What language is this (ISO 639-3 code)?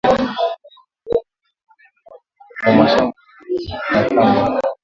swa